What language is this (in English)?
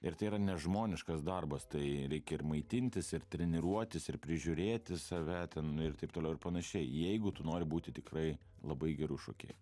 Lithuanian